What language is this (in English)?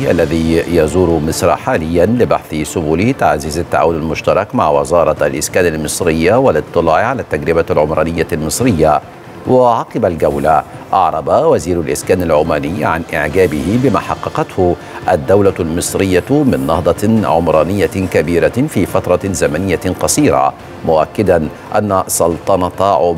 Arabic